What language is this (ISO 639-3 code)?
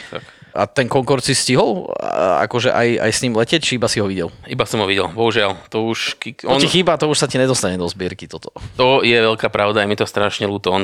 slk